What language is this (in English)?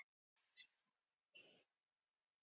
Icelandic